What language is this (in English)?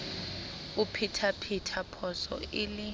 Southern Sotho